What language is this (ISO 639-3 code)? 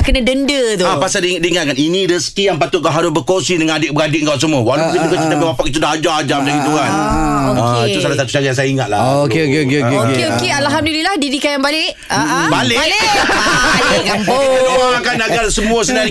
msa